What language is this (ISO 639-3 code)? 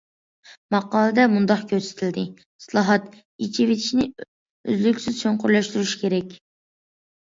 uig